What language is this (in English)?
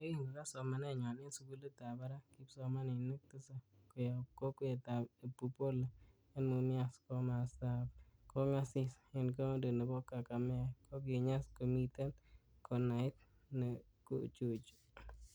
Kalenjin